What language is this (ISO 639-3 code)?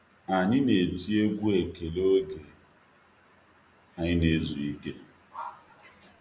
ibo